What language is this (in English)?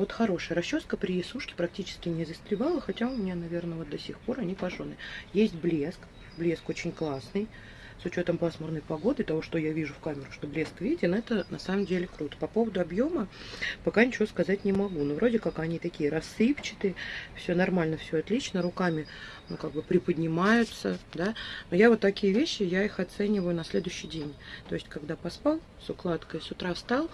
Russian